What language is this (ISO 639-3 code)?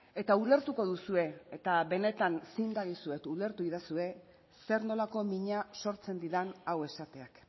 eus